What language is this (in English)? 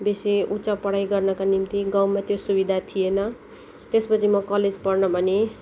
Nepali